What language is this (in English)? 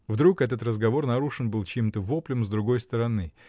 Russian